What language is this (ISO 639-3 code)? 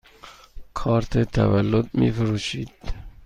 fas